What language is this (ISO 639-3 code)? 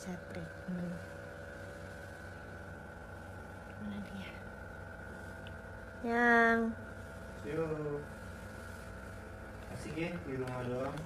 ind